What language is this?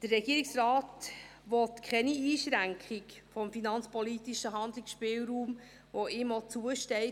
Swiss German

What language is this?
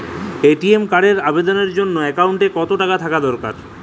Bangla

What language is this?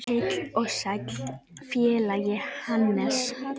Icelandic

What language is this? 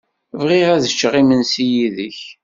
Kabyle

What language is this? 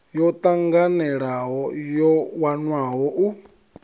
Venda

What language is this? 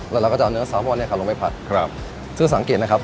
Thai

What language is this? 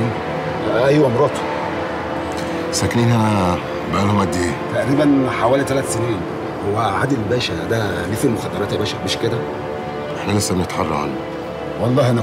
Arabic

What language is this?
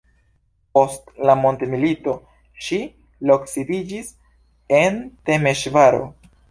Esperanto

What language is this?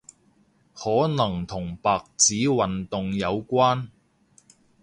Cantonese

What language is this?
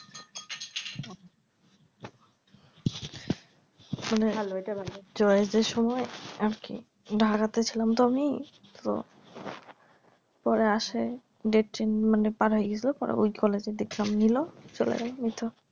Bangla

